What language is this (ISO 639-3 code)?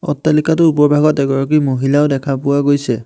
asm